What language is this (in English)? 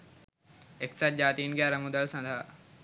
Sinhala